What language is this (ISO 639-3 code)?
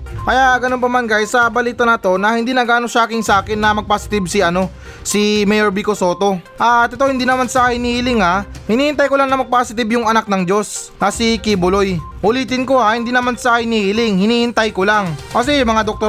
fil